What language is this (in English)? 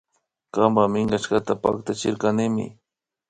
Imbabura Highland Quichua